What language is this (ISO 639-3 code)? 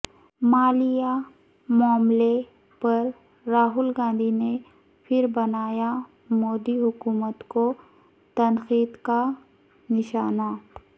urd